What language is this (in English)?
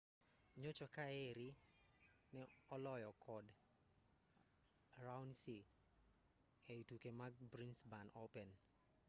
Luo (Kenya and Tanzania)